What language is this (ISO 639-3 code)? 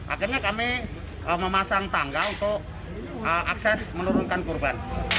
ind